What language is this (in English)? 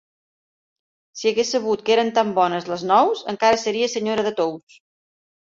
Catalan